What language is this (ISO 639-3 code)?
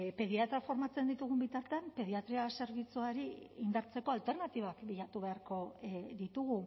eus